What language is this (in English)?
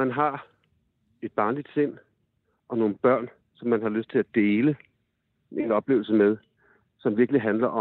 Danish